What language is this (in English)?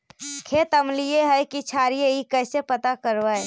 Magahi